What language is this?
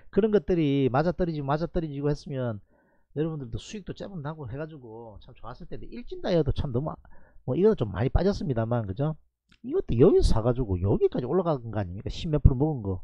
Korean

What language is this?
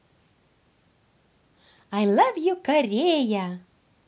Russian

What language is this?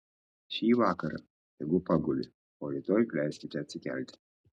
Lithuanian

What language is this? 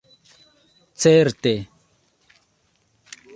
Esperanto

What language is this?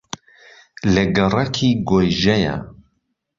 Central Kurdish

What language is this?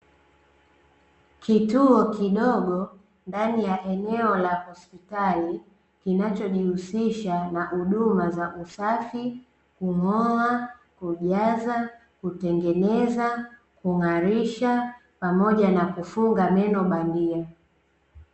Swahili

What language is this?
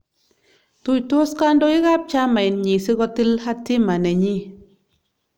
Kalenjin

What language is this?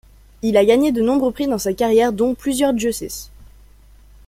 French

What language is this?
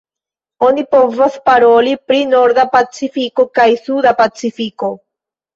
Esperanto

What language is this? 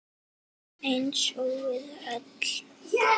Icelandic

